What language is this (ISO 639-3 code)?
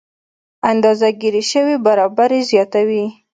pus